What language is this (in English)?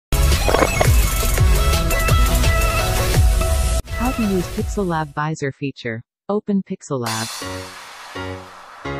English